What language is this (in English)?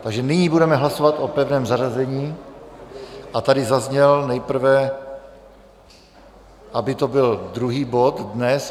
Czech